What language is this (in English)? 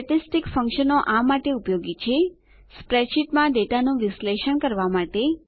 Gujarati